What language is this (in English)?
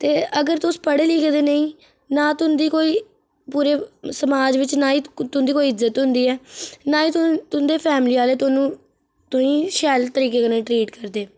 Dogri